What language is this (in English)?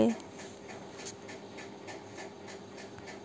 Magahi